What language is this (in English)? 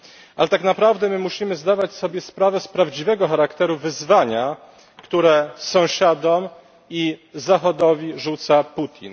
Polish